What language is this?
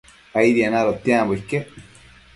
Matsés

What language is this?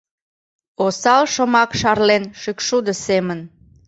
Mari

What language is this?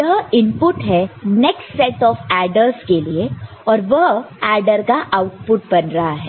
Hindi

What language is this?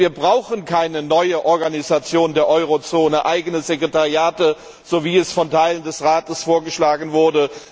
German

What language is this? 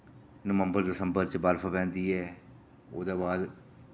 Dogri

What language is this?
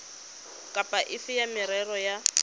Tswana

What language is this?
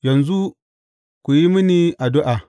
Hausa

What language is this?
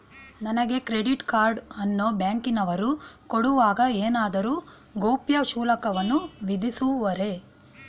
Kannada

